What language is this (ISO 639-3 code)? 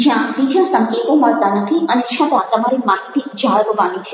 guj